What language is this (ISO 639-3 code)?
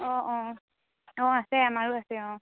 asm